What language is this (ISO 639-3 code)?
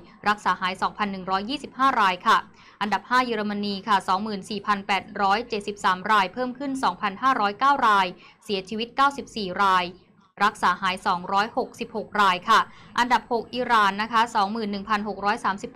tha